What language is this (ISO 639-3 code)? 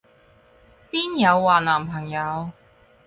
yue